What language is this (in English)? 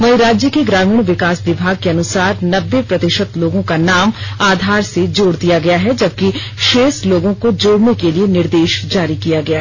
Hindi